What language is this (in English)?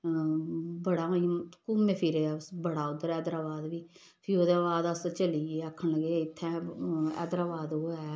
Dogri